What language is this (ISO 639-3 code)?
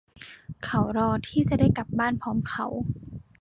tha